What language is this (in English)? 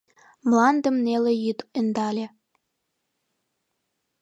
Mari